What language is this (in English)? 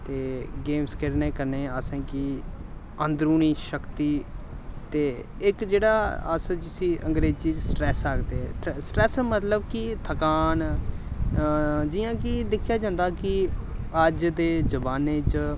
Dogri